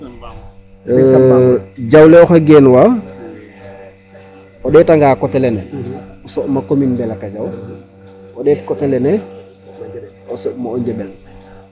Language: Serer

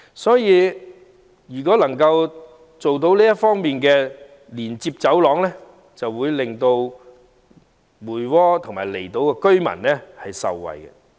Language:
Cantonese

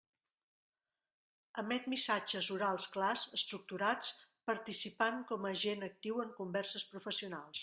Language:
Catalan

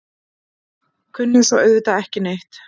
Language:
Icelandic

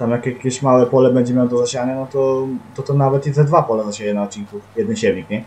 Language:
Polish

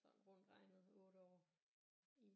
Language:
Danish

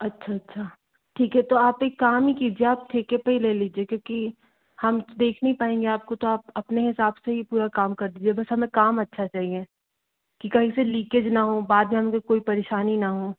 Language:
Hindi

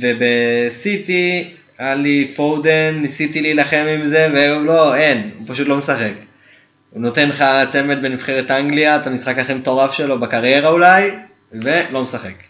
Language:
Hebrew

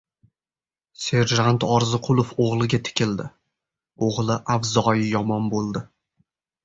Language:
Uzbek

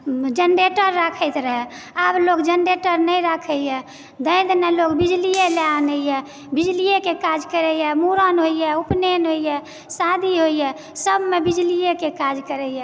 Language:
Maithili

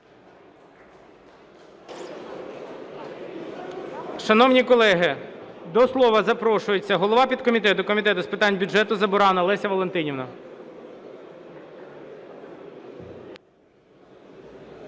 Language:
Ukrainian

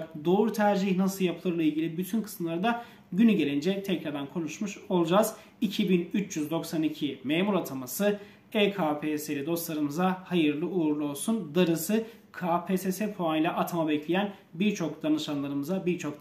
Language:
Turkish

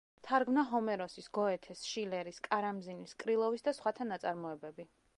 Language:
Georgian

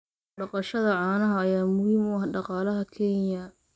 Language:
Somali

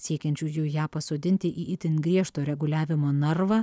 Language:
Lithuanian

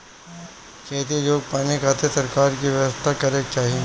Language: Bhojpuri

